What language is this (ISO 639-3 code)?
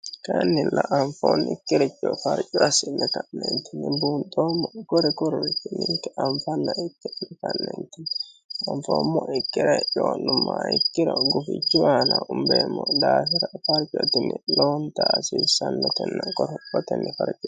sid